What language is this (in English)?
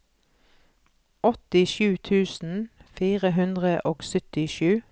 Norwegian